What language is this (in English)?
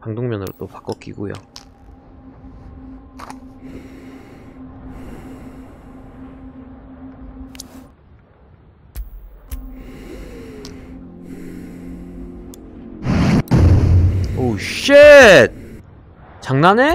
Korean